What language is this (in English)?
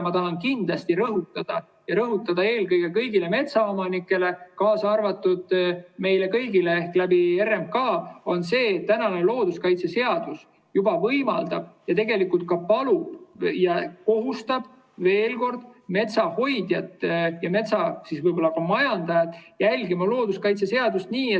Estonian